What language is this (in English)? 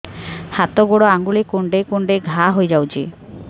Odia